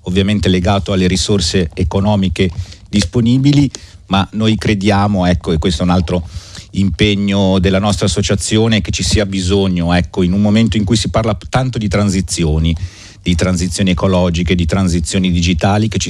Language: Italian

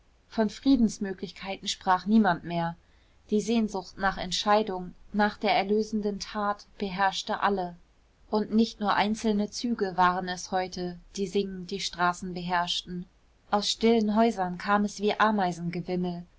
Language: German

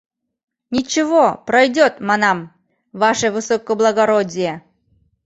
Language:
Mari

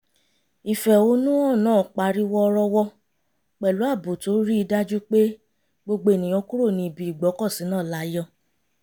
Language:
Yoruba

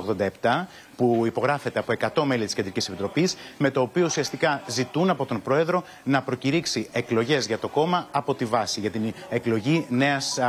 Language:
Greek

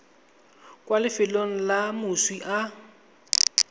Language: Tswana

